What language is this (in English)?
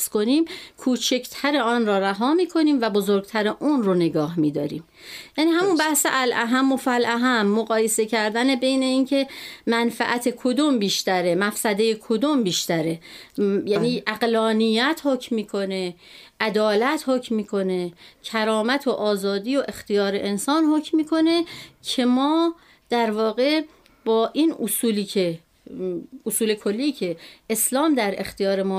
Persian